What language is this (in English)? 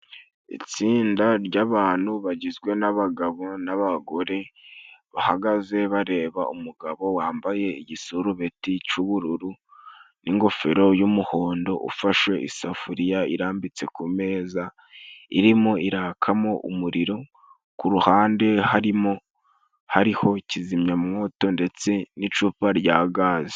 Kinyarwanda